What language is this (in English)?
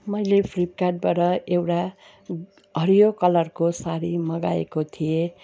Nepali